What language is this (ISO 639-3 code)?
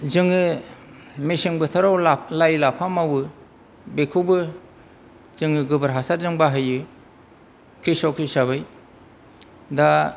brx